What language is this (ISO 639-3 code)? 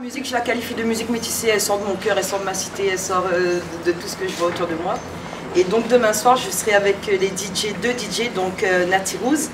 fra